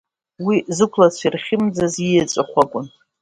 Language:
Abkhazian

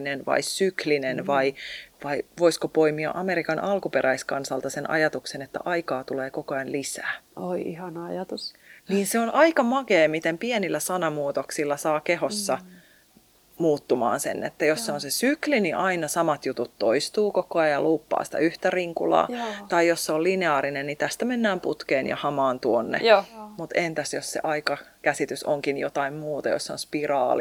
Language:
Finnish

